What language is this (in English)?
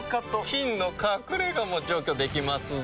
Japanese